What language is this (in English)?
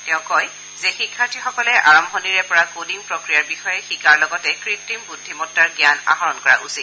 Assamese